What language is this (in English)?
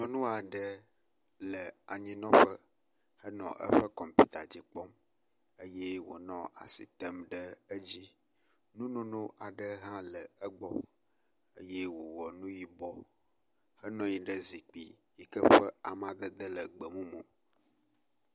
Ewe